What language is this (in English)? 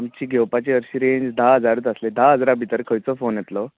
Konkani